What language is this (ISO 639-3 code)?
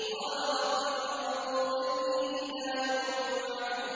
ara